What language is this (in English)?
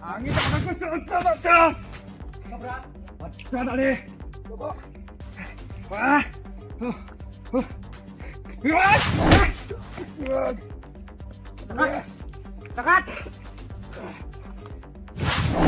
Indonesian